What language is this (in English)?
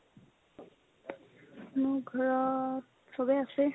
Assamese